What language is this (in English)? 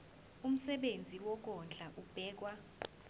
Zulu